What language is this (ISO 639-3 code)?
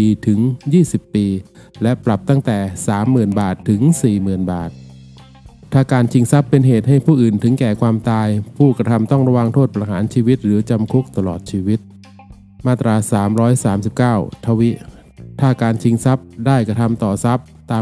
tha